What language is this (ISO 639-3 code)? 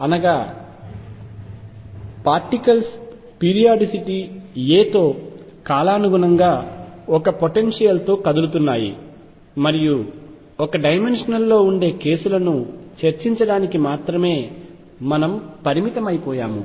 tel